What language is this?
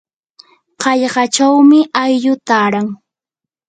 Yanahuanca Pasco Quechua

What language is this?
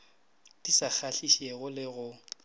Northern Sotho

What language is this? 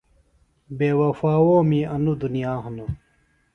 Phalura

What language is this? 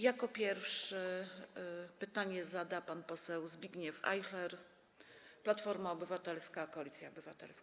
Polish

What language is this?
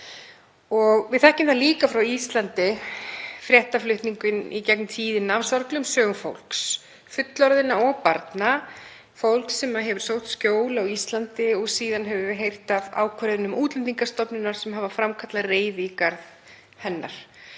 Icelandic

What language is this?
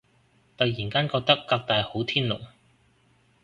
Cantonese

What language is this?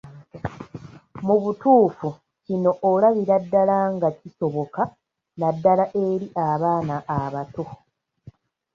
Ganda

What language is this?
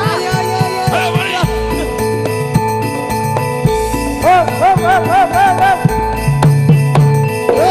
Indonesian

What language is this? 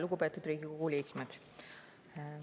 Estonian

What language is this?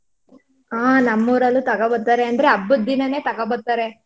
Kannada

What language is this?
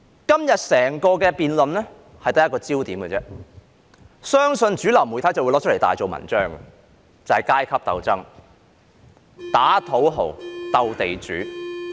Cantonese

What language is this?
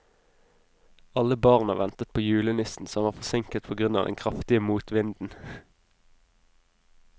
Norwegian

